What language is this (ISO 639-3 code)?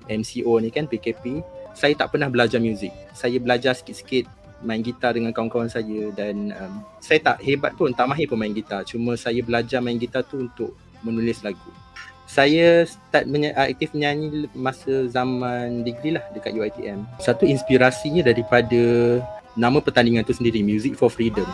msa